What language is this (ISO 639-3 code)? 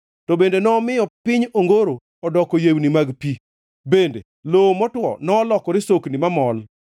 luo